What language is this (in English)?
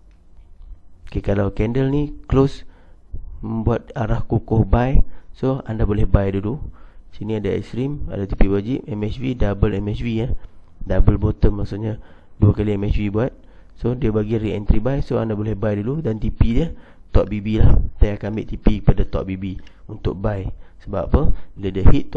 Malay